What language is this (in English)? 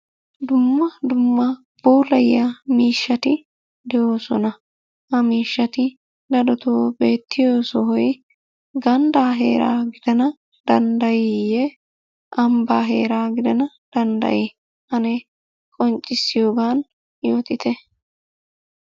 Wolaytta